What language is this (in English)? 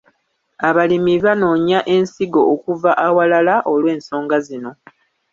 Ganda